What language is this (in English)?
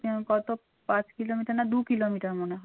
Bangla